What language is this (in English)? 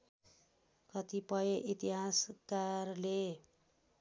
Nepali